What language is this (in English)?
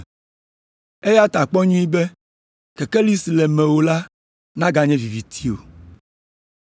Ewe